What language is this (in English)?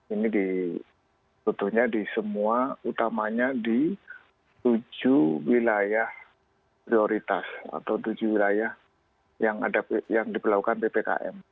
Indonesian